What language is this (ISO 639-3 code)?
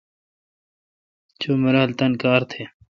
xka